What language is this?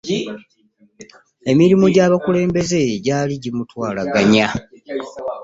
Ganda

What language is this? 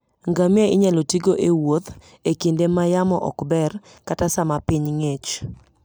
Luo (Kenya and Tanzania)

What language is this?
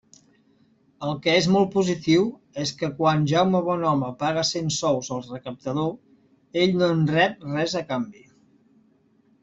Catalan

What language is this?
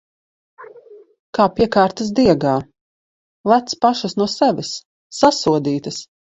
Latvian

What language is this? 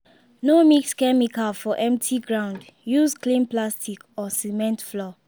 Nigerian Pidgin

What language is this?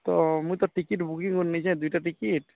Odia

